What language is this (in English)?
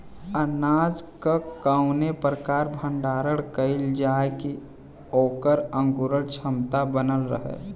Bhojpuri